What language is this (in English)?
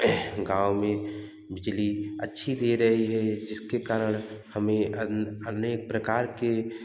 Hindi